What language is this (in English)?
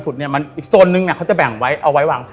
Thai